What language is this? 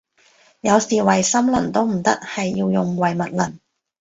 Cantonese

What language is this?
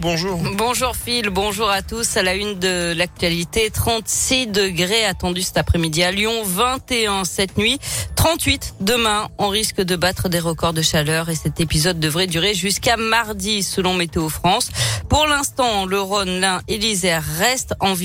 French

